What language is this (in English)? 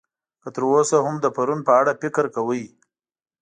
Pashto